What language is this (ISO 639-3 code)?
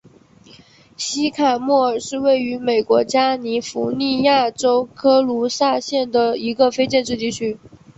zho